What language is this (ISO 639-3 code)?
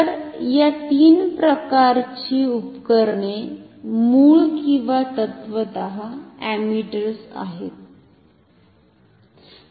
mar